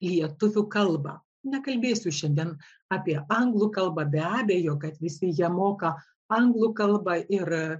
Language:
Lithuanian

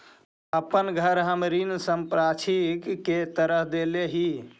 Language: Magahi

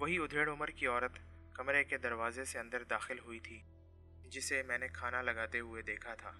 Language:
Urdu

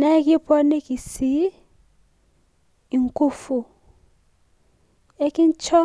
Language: Masai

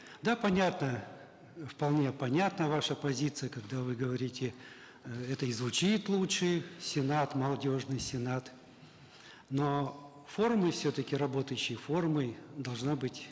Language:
Kazakh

